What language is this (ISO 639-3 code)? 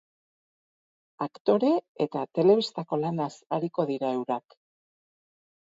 eus